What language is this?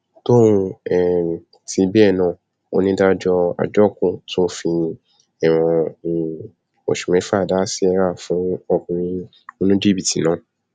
Yoruba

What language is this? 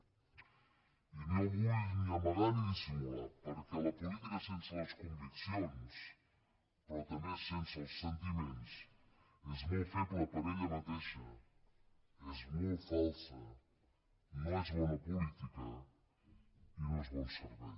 Catalan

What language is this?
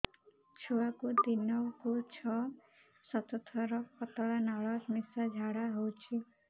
Odia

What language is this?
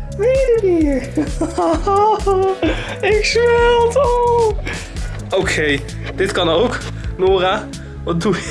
Dutch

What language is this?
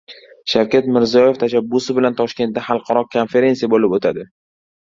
Uzbek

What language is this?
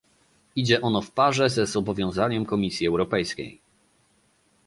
Polish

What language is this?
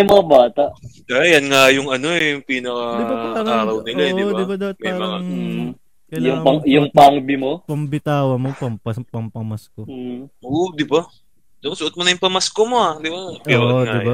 Filipino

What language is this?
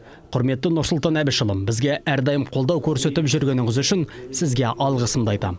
Kazakh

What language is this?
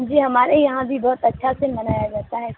Urdu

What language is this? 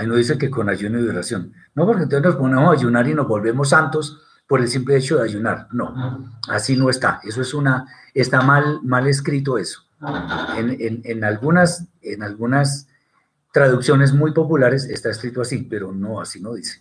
Spanish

